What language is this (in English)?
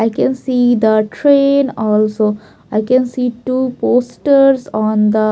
English